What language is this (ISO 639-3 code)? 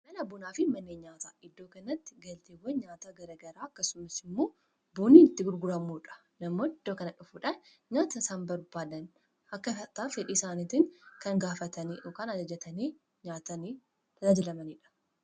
orm